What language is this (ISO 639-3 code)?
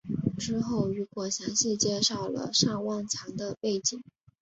zho